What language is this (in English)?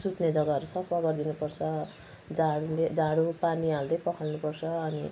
Nepali